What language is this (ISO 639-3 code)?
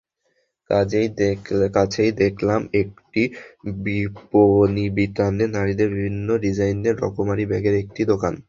ben